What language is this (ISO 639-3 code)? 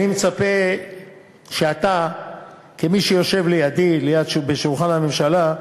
heb